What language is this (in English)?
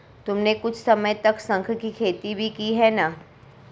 Hindi